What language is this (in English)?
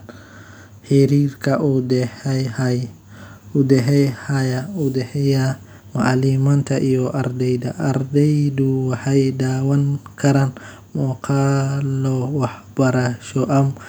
Somali